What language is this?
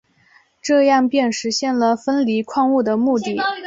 Chinese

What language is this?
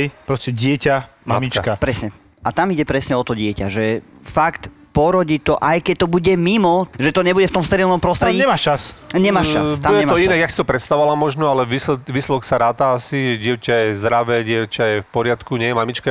Slovak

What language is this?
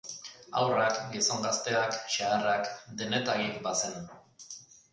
Basque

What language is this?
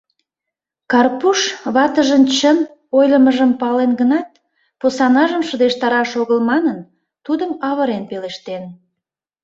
Mari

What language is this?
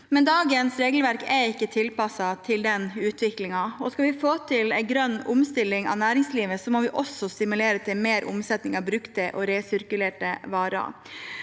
Norwegian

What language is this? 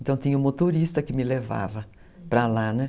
Portuguese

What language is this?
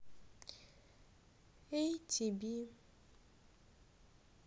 Russian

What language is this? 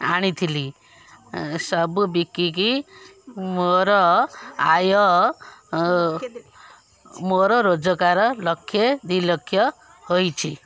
Odia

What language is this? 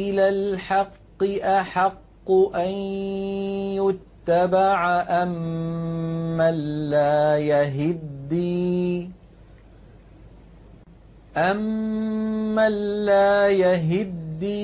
Arabic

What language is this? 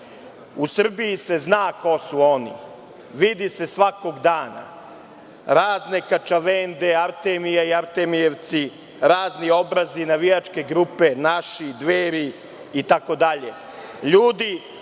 Serbian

